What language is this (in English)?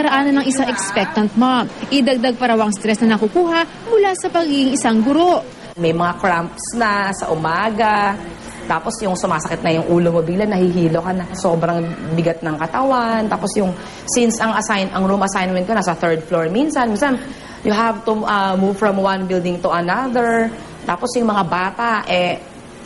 Filipino